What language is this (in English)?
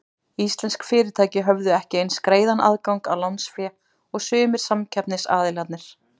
Icelandic